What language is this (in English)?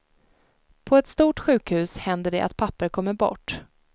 Swedish